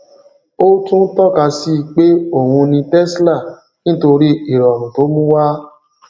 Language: Yoruba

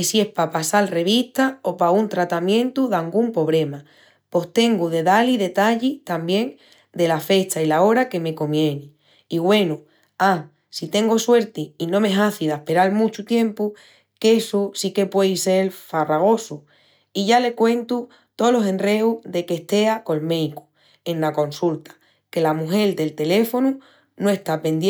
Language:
Extremaduran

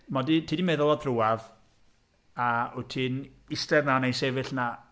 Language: Welsh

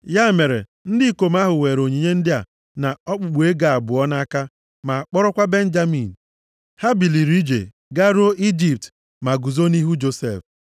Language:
Igbo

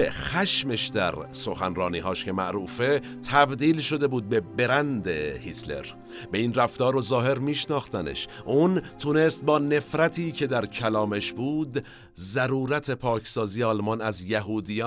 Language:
Persian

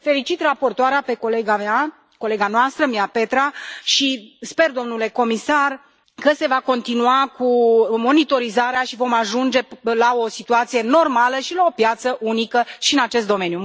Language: Romanian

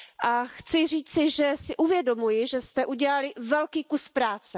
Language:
Czech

